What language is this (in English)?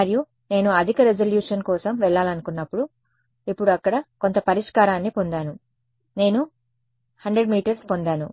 Telugu